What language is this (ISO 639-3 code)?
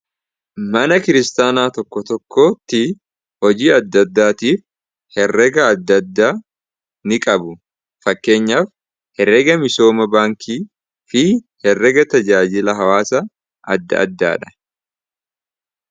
orm